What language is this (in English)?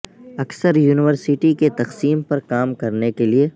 Urdu